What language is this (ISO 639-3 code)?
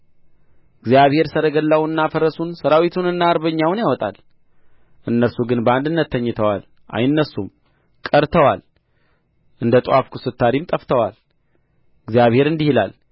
amh